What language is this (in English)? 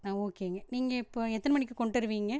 Tamil